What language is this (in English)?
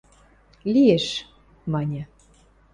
Western Mari